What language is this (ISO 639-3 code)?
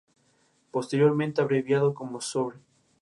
spa